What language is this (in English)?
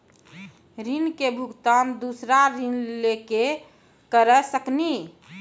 Maithili